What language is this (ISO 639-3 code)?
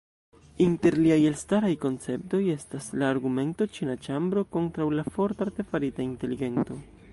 epo